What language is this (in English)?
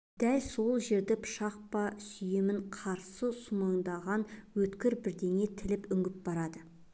Kazakh